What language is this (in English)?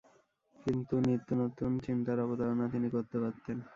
Bangla